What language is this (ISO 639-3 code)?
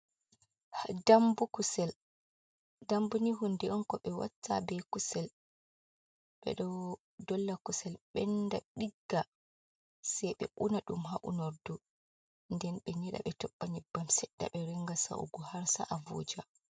ful